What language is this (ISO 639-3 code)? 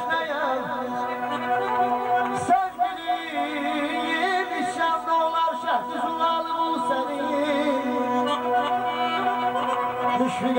ara